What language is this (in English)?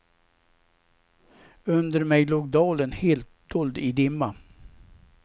Swedish